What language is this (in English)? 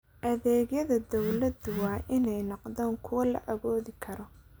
Somali